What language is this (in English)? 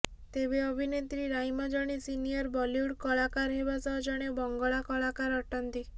Odia